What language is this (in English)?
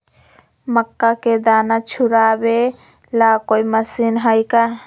Magahi